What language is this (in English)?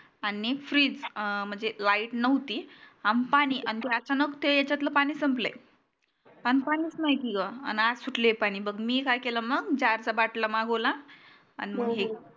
Marathi